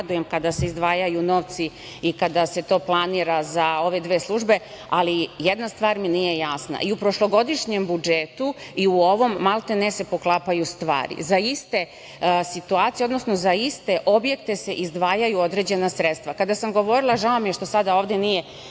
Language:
Serbian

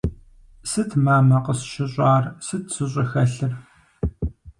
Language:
Kabardian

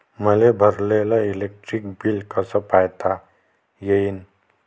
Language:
Marathi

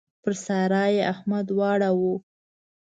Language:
Pashto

